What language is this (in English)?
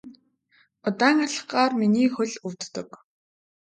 Mongolian